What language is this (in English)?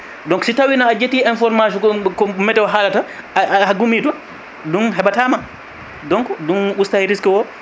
Fula